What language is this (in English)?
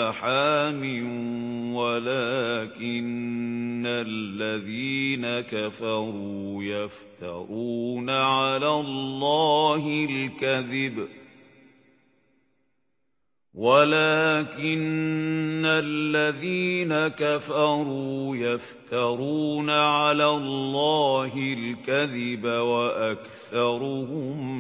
Arabic